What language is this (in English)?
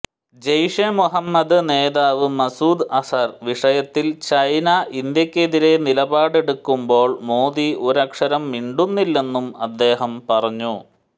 Malayalam